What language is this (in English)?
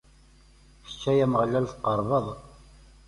Kabyle